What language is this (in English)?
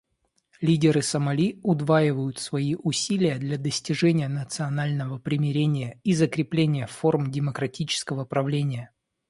Russian